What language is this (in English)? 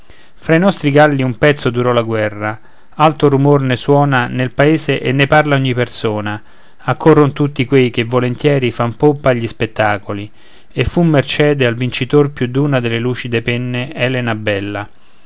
Italian